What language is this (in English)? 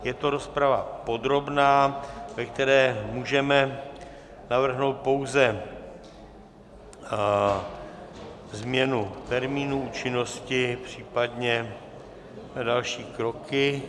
Czech